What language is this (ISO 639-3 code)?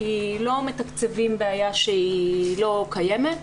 heb